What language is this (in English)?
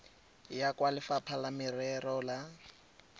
Tswana